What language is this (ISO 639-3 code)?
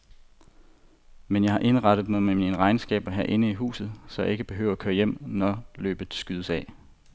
dan